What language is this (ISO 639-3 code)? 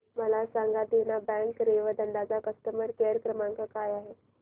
mar